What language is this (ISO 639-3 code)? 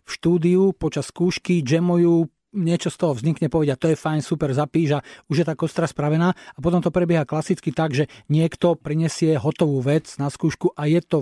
slk